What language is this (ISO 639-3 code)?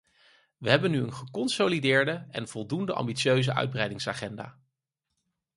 nld